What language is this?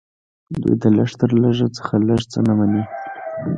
Pashto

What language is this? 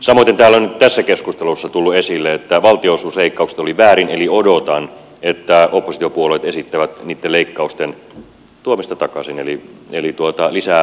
Finnish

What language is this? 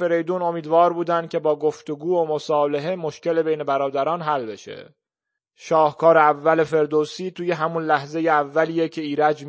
Persian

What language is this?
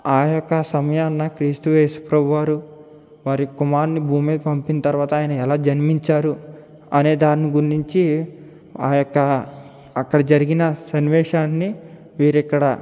Telugu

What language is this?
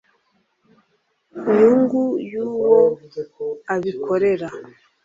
Kinyarwanda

